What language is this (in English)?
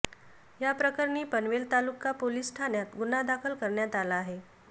Marathi